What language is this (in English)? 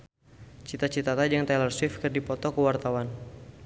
Sundanese